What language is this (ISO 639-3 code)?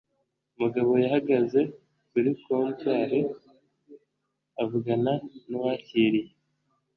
kin